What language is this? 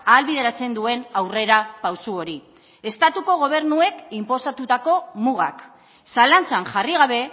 Basque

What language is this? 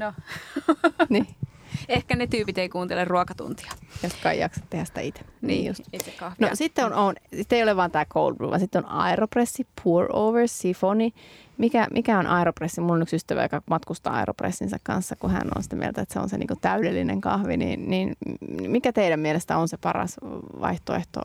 Finnish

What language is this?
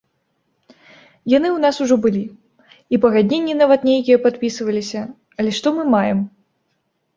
Belarusian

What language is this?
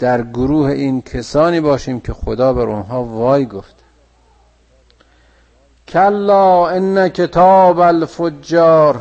Persian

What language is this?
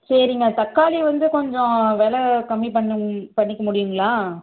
Tamil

